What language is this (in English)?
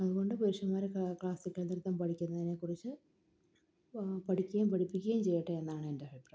Malayalam